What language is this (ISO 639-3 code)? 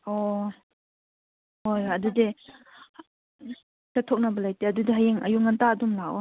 mni